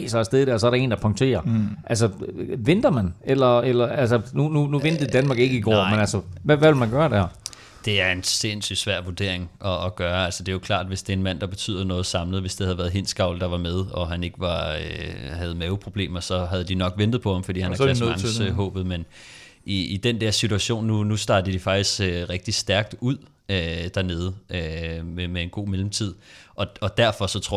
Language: Danish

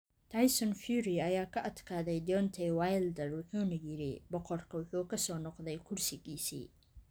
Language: Somali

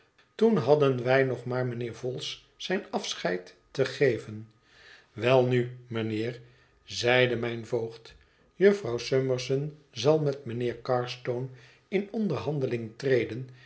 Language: Dutch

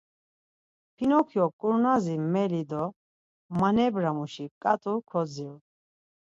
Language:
Laz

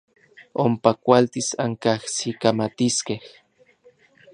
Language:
Orizaba Nahuatl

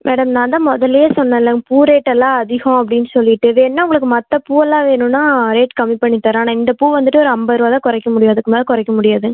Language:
Tamil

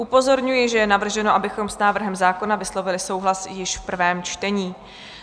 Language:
Czech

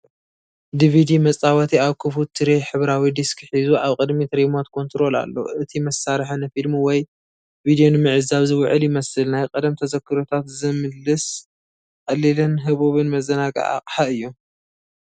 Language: Tigrinya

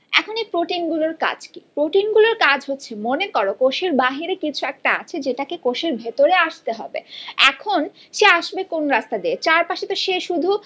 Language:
Bangla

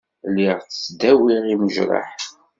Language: Kabyle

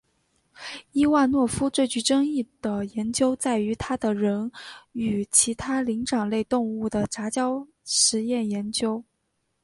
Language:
Chinese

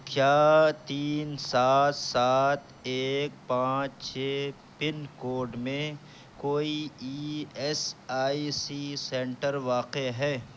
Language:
Urdu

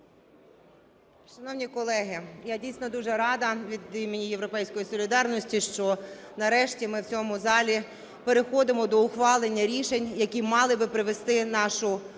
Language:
Ukrainian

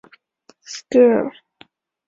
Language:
Chinese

